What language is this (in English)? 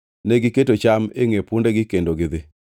Luo (Kenya and Tanzania)